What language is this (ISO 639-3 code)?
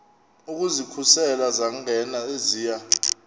xho